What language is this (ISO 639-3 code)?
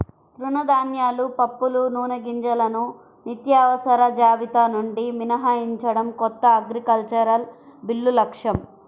tel